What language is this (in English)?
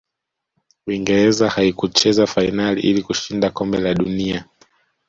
Swahili